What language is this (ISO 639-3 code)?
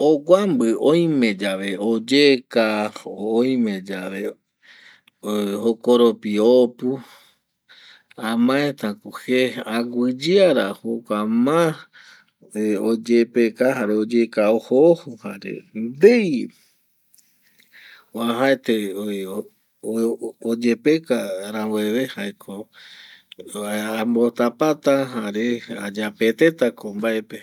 gui